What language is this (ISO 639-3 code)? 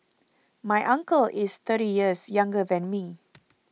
eng